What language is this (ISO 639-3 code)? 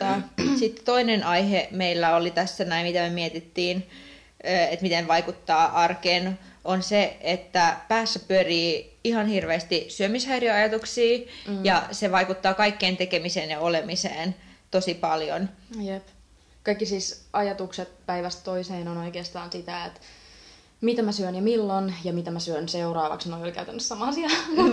fin